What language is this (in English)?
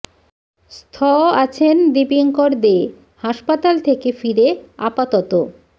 Bangla